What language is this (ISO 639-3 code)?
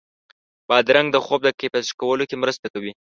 pus